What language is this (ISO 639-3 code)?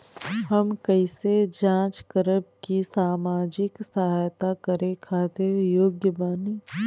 bho